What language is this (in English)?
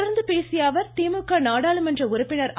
Tamil